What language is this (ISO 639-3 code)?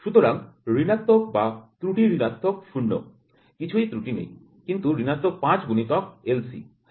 ben